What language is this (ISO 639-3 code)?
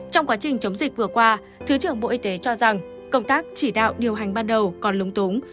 vie